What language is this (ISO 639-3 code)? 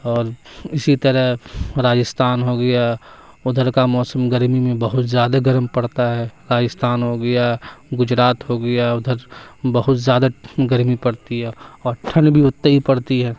urd